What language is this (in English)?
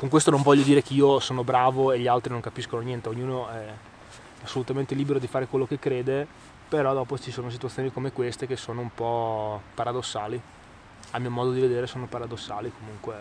Italian